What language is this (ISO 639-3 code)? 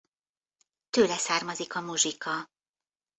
hun